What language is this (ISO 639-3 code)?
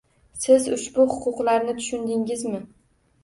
uzb